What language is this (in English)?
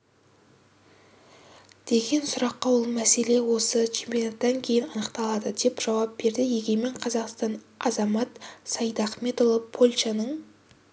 Kazakh